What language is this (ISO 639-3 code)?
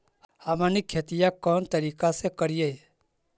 mag